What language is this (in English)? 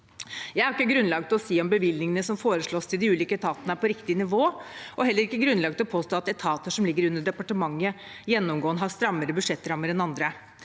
Norwegian